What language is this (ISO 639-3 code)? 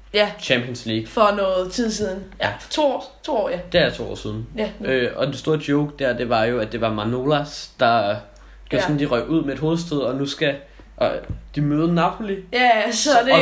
dan